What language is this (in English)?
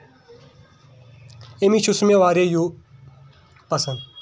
Kashmiri